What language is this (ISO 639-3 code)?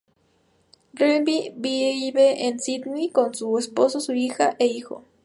spa